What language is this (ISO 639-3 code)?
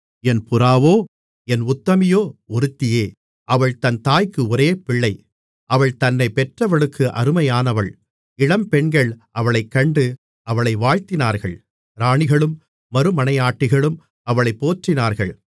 tam